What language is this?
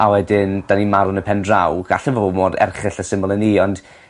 Welsh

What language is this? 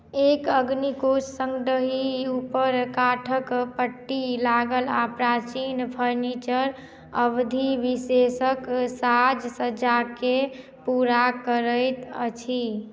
Maithili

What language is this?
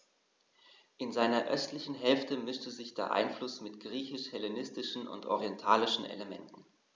German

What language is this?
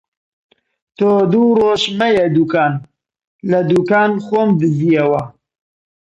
Central Kurdish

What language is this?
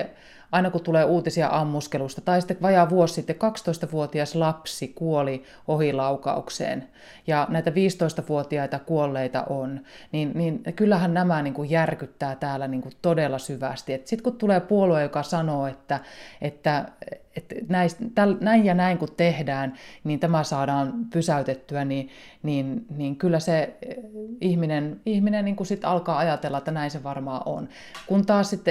Finnish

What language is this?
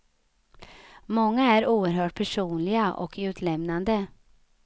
Swedish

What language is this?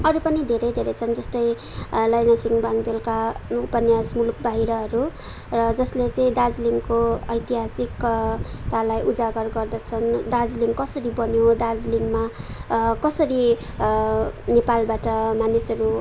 Nepali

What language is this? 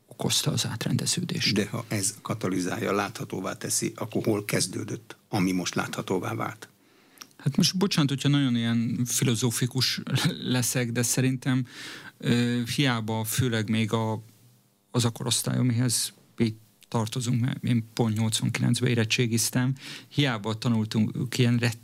Hungarian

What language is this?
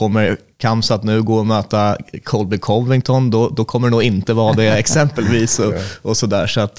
Swedish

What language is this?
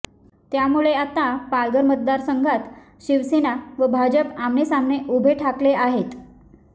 Marathi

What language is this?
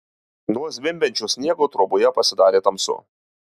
Lithuanian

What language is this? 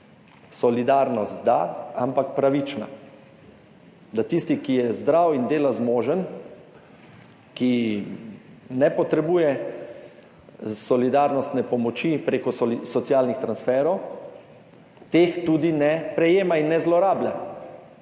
Slovenian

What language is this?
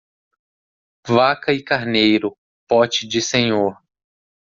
Portuguese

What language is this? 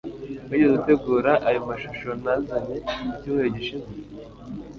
Kinyarwanda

